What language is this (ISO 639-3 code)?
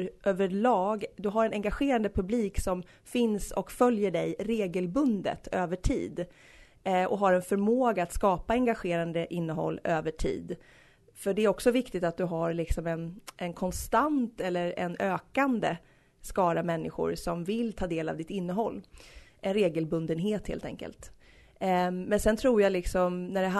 swe